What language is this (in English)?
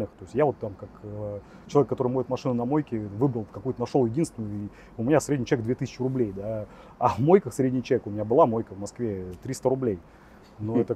Russian